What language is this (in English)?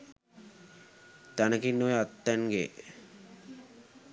Sinhala